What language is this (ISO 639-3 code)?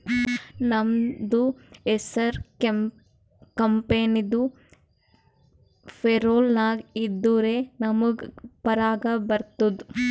kan